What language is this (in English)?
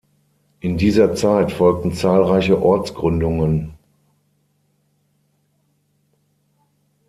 German